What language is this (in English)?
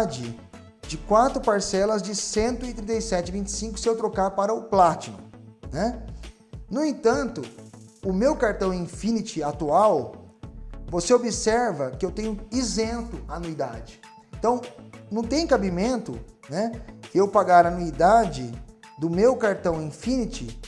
Portuguese